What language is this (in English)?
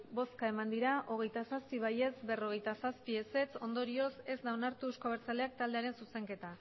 Basque